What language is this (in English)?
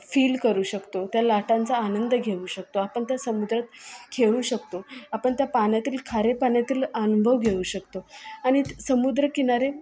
Marathi